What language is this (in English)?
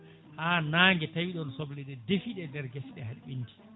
Fula